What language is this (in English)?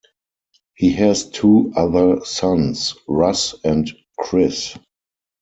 English